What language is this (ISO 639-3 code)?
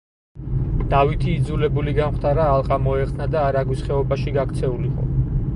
kat